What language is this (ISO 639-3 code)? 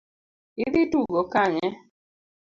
luo